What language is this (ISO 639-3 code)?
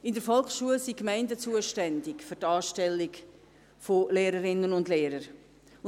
gsw